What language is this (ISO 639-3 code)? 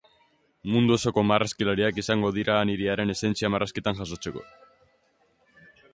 eus